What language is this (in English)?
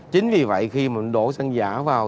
Vietnamese